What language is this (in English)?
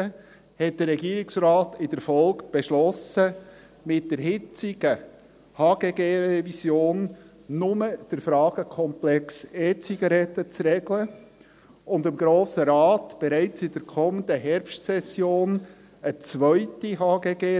Swiss German